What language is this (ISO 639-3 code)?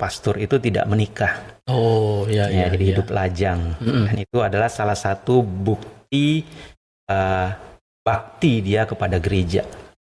ind